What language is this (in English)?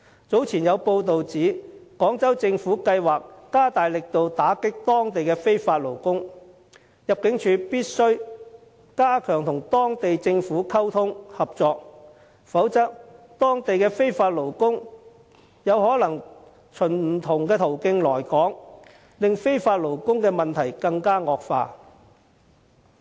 Cantonese